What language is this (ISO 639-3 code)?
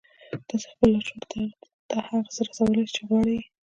pus